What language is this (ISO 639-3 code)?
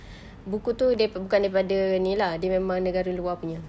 eng